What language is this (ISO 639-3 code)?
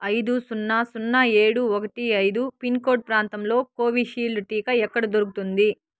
tel